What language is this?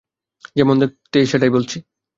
Bangla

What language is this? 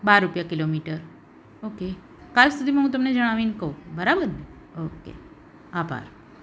Gujarati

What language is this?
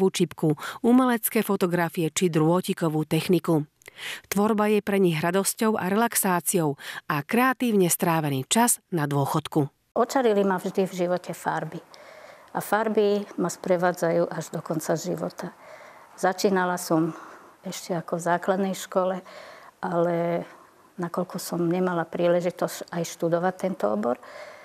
Slovak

